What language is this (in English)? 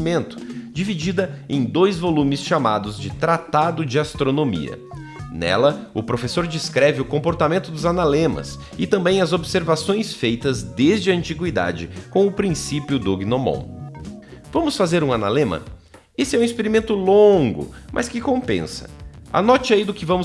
Portuguese